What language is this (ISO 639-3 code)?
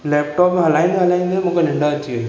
snd